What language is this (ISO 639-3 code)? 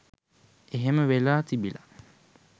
sin